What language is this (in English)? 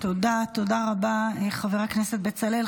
Hebrew